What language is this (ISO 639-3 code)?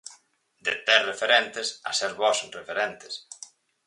glg